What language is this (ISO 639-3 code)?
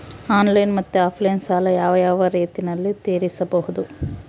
kan